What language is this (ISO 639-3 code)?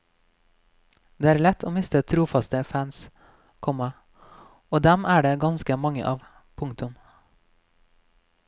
nor